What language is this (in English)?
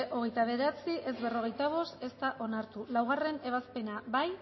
Basque